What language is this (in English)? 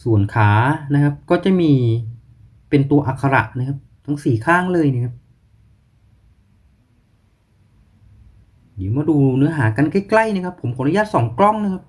Thai